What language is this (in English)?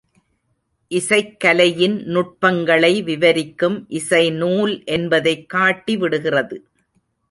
Tamil